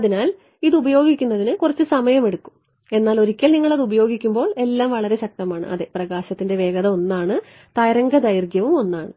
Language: Malayalam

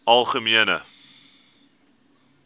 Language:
Afrikaans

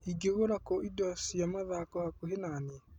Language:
Kikuyu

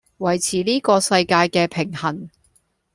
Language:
Cantonese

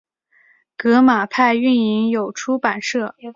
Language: Chinese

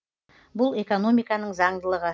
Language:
Kazakh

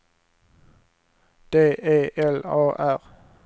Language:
Swedish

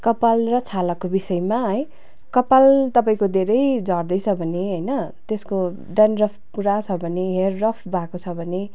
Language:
Nepali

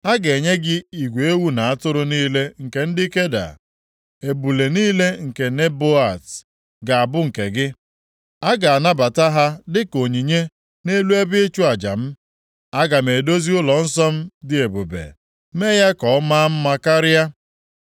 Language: Igbo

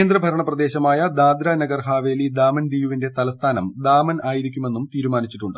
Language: Malayalam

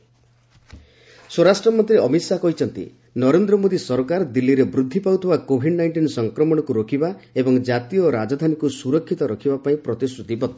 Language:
Odia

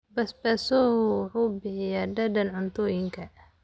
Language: Somali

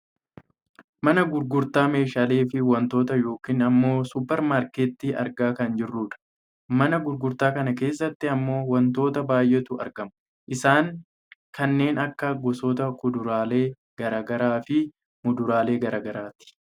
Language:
Oromo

